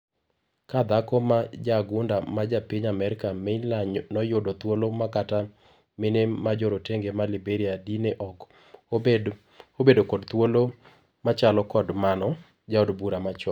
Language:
Luo (Kenya and Tanzania)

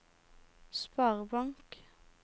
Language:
Norwegian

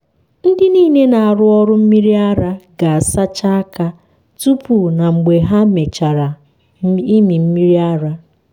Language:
Igbo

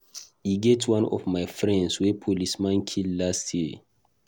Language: Nigerian Pidgin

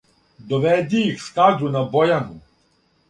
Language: Serbian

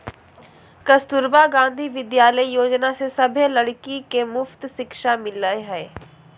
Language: Magahi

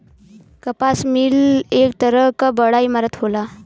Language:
Bhojpuri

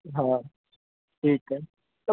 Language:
Sindhi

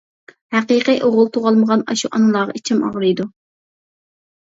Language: Uyghur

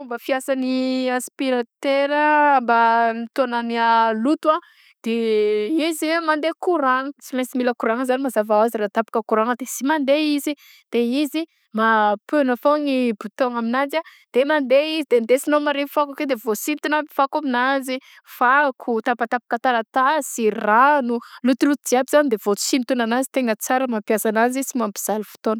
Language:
Southern Betsimisaraka Malagasy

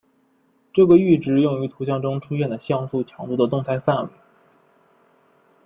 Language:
Chinese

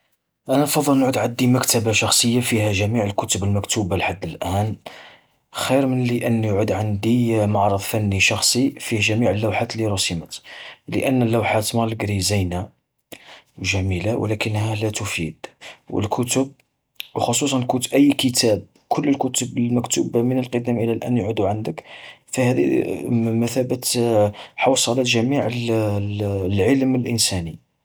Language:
Algerian Arabic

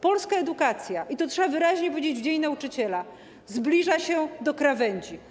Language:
Polish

